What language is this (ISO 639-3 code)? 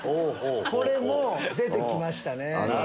jpn